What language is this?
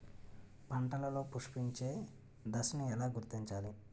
Telugu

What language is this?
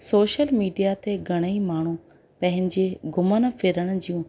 Sindhi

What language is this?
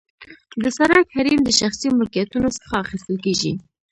Pashto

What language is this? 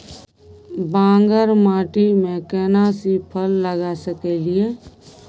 Maithili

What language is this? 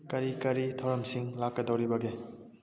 Manipuri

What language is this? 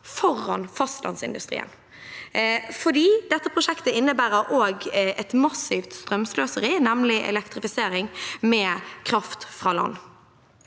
Norwegian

